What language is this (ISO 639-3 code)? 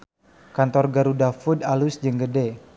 sun